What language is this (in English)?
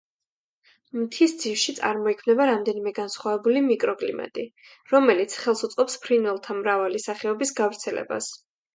Georgian